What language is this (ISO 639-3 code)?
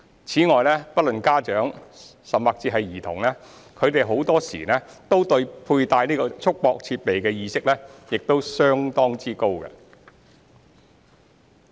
yue